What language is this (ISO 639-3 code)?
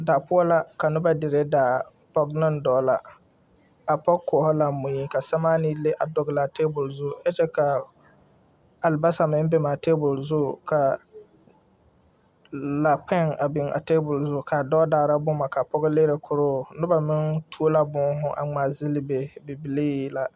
dga